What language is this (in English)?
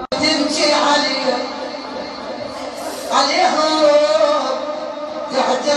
Arabic